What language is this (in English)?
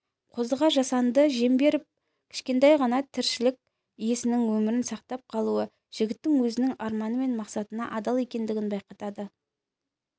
Kazakh